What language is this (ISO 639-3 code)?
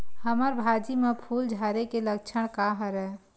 hne